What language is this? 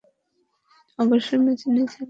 Bangla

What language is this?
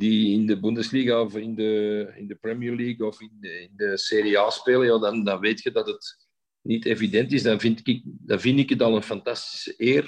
Dutch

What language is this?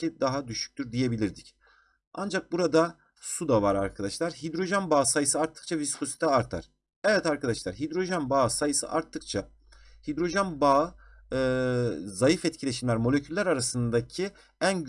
Turkish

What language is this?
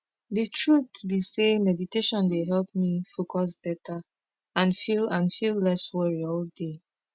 Nigerian Pidgin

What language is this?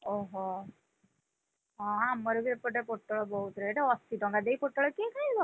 Odia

